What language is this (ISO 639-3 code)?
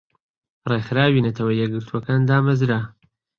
ckb